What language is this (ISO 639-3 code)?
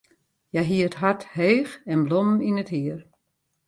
fry